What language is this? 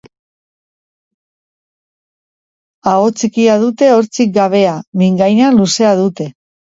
Basque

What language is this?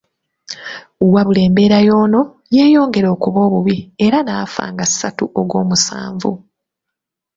Ganda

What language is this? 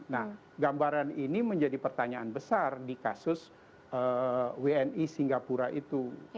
Indonesian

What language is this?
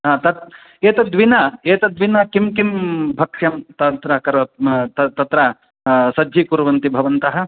Sanskrit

